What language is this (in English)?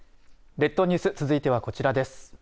Japanese